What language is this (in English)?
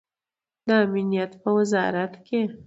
Pashto